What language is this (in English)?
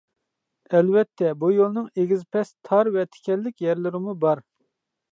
Uyghur